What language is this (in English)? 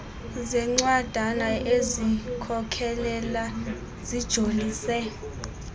Xhosa